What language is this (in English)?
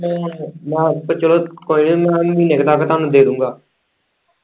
Punjabi